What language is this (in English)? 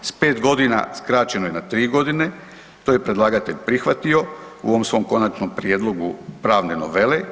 Croatian